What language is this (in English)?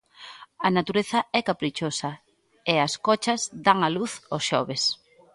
Galician